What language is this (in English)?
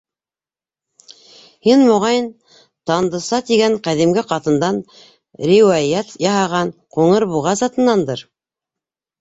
Bashkir